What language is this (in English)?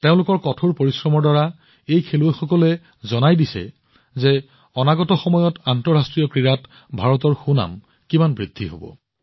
Assamese